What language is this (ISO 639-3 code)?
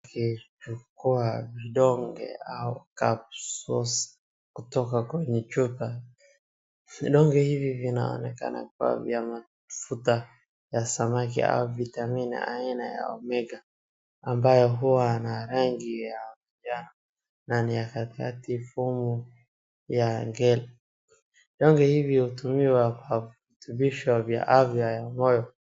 swa